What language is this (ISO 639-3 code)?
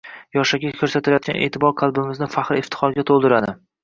uzb